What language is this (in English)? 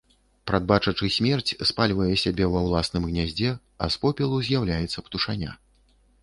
Belarusian